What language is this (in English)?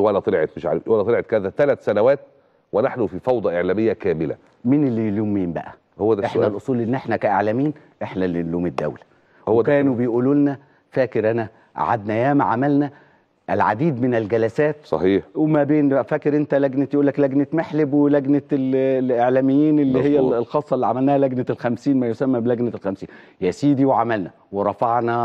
Arabic